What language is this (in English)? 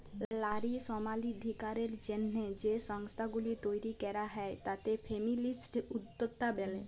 Bangla